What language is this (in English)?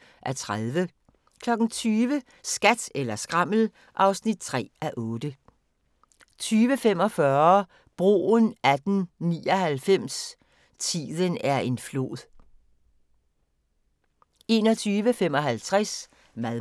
Danish